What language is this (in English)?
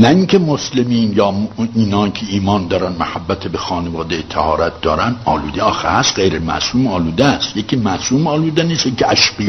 Persian